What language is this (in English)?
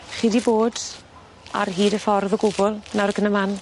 Welsh